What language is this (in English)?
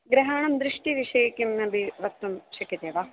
Sanskrit